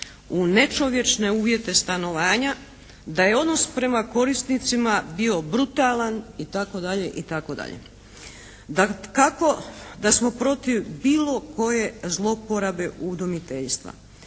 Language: Croatian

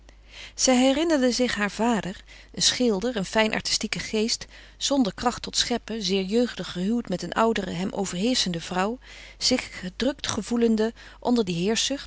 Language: Dutch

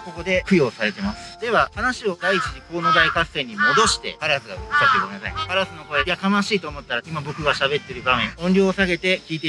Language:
Japanese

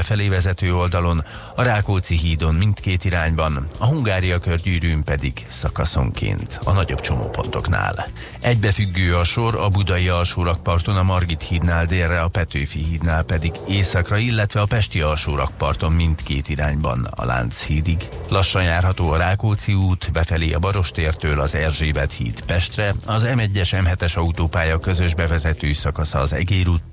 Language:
Hungarian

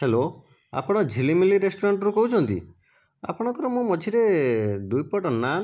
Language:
Odia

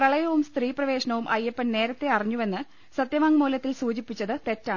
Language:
Malayalam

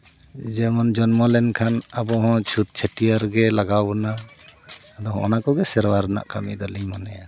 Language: Santali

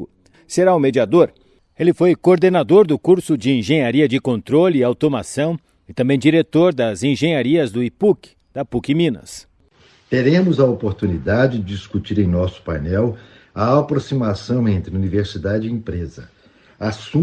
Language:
Portuguese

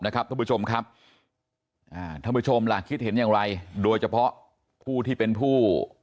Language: Thai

